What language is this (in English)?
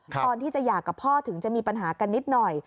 Thai